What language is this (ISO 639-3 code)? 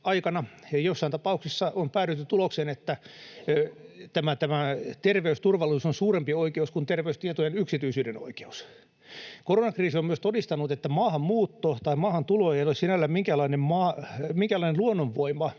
fin